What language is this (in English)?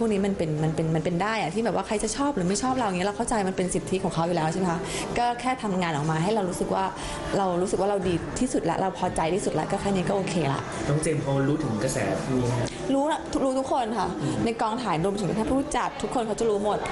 Thai